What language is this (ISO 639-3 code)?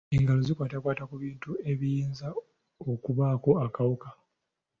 lug